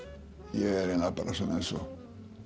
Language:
Icelandic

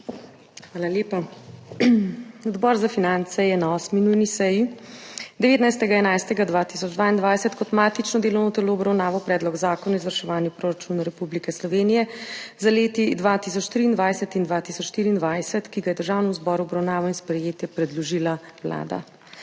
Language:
Slovenian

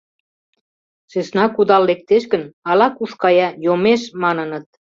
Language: Mari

